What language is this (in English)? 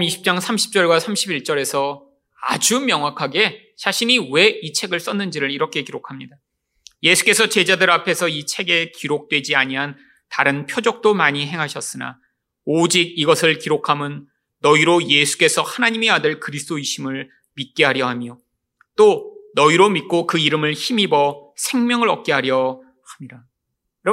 Korean